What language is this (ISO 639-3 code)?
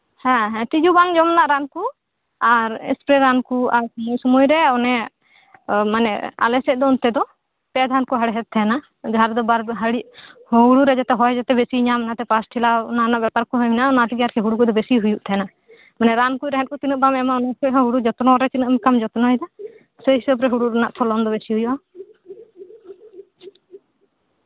sat